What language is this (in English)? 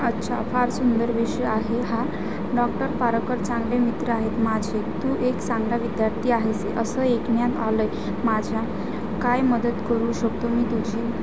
Marathi